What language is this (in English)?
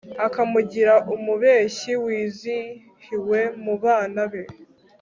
Kinyarwanda